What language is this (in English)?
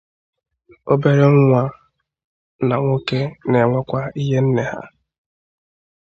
Igbo